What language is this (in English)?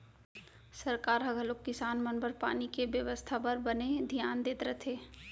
Chhattisgarhi